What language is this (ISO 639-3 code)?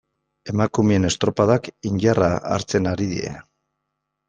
eus